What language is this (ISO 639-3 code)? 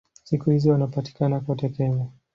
swa